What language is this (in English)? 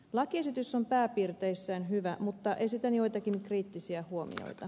Finnish